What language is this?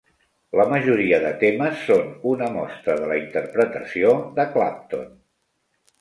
Catalan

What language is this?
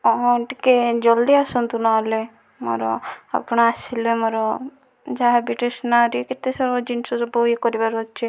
Odia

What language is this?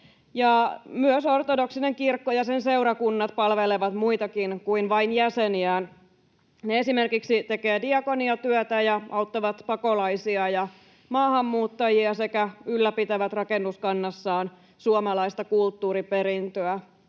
Finnish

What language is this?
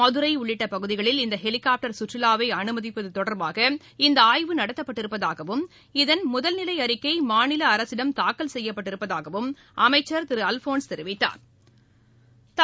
Tamil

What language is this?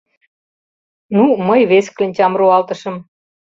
Mari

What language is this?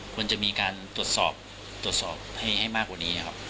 Thai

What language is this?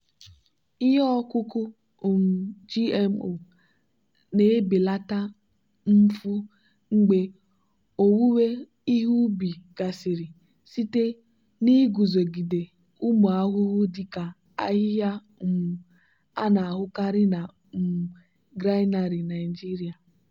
Igbo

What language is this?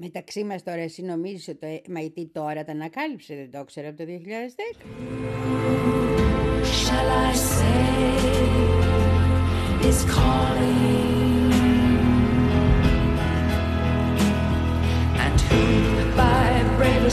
Greek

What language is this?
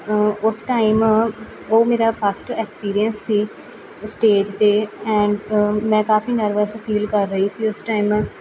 Punjabi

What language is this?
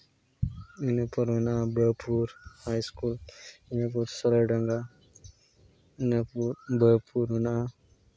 Santali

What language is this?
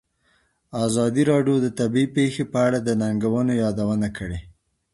Pashto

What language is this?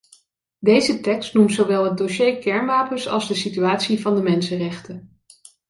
Dutch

